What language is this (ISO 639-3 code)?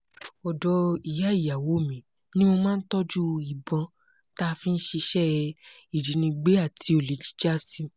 yor